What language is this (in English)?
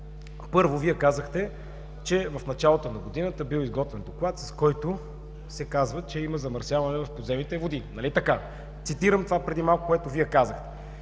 Bulgarian